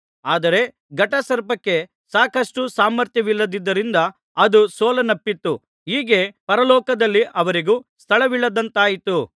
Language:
Kannada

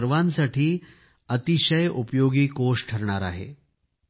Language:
Marathi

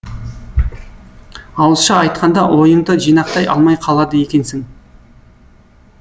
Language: Kazakh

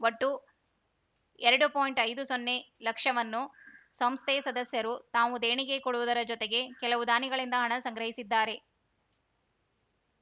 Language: Kannada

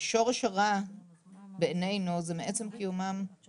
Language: Hebrew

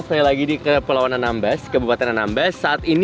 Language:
Indonesian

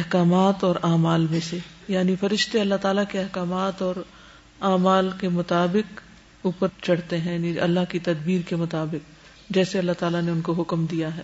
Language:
Urdu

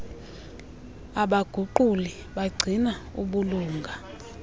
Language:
Xhosa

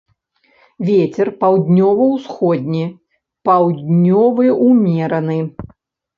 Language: Belarusian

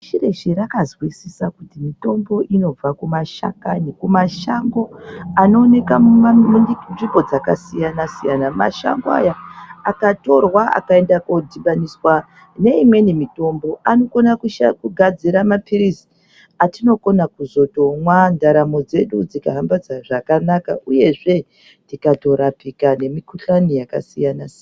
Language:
Ndau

